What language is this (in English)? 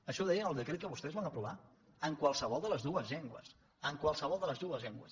Catalan